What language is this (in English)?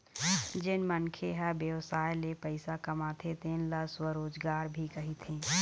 Chhattisgarhi